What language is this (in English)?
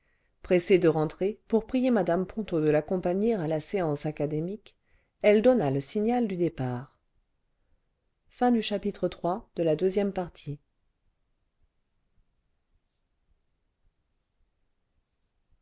French